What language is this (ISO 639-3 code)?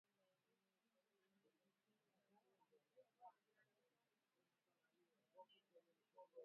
swa